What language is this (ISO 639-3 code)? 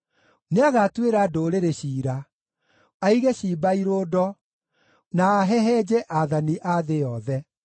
kik